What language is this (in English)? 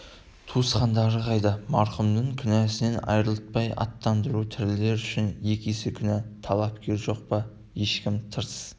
Kazakh